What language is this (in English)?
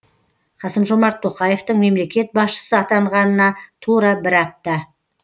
Kazakh